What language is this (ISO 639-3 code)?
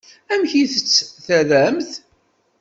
kab